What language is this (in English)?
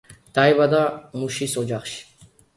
Georgian